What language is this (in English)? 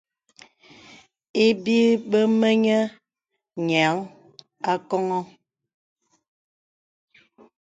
Bebele